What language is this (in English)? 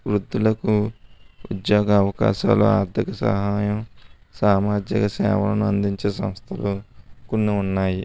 Telugu